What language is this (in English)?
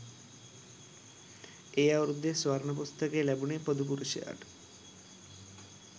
Sinhala